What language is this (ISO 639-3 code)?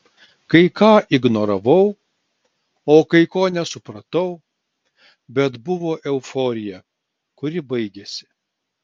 lit